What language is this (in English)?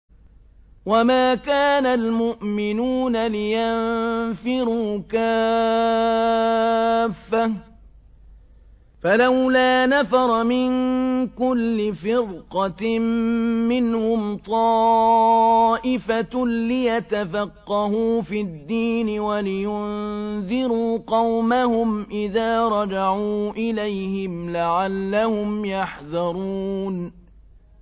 Arabic